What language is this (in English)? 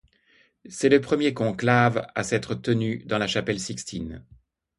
French